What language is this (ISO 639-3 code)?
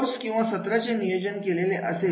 mar